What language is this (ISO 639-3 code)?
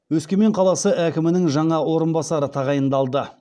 kaz